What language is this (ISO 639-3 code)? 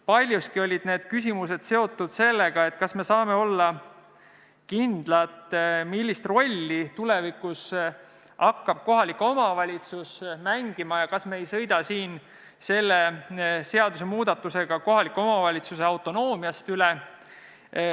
est